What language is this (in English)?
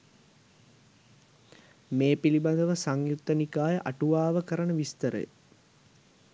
Sinhala